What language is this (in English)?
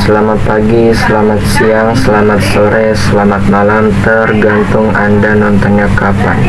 Indonesian